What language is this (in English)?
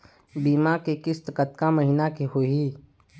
Chhattisgarhi